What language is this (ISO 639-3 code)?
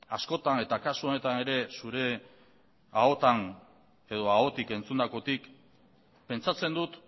eus